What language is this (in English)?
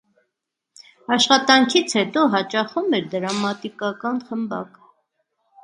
Armenian